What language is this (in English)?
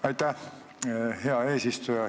Estonian